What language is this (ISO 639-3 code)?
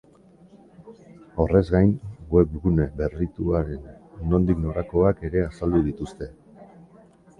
eus